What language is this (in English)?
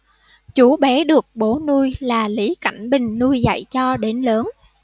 Vietnamese